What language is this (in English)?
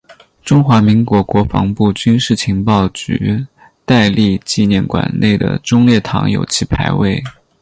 Chinese